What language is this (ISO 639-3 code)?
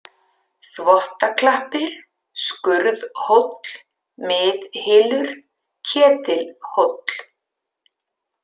isl